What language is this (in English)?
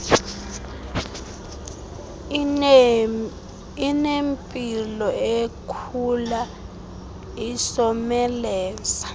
Xhosa